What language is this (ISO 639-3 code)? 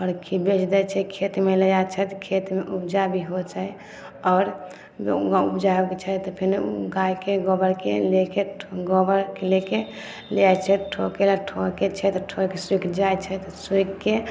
mai